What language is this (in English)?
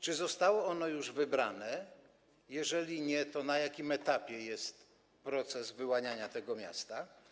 Polish